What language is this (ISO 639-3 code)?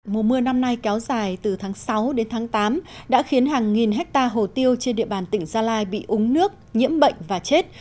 vie